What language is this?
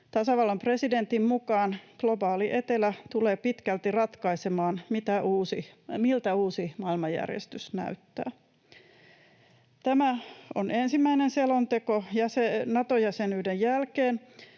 Finnish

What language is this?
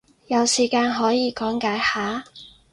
Cantonese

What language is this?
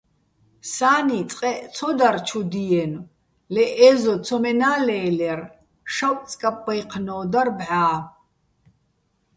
Bats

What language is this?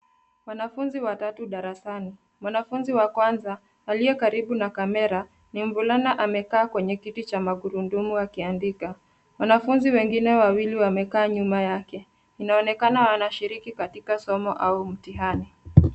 Swahili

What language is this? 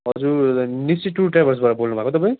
Nepali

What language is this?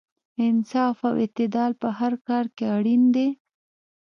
Pashto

